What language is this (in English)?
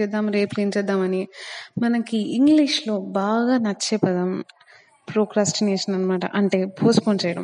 Telugu